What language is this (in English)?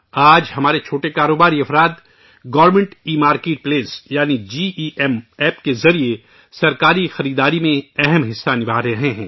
Urdu